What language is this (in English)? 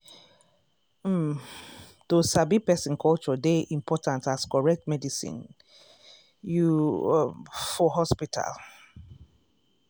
Nigerian Pidgin